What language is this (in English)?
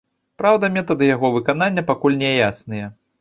Belarusian